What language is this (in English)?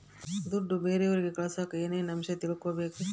Kannada